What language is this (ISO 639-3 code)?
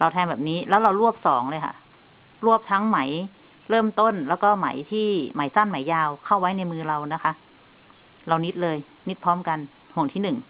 tha